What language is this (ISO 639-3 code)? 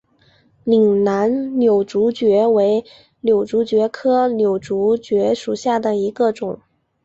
zho